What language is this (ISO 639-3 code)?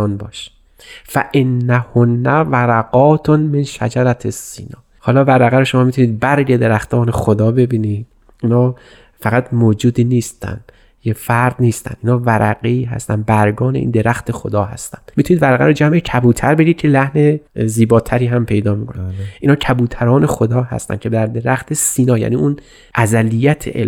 fas